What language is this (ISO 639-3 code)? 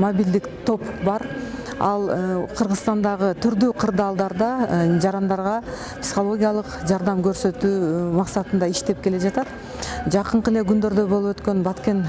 tur